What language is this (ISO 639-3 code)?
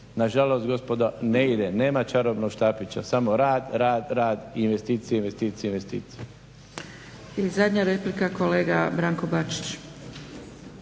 hrv